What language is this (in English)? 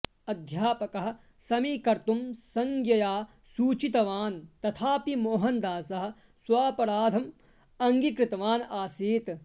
Sanskrit